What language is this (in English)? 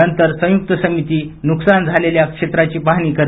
Marathi